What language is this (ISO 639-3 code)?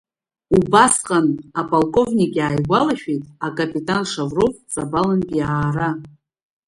abk